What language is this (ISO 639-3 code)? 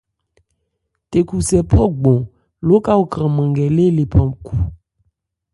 ebr